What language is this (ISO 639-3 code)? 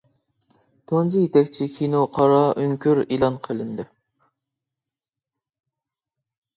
uig